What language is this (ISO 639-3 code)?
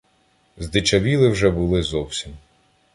ukr